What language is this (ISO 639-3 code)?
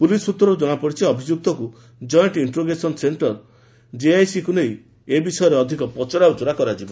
ori